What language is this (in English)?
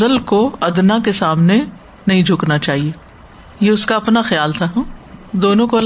Urdu